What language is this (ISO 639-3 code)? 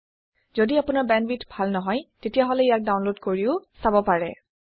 asm